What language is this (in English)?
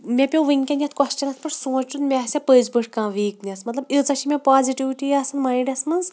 Kashmiri